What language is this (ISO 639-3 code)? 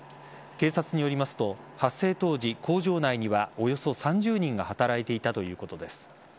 jpn